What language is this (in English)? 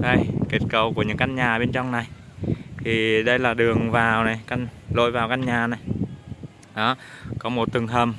Vietnamese